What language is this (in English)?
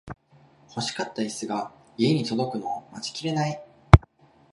Japanese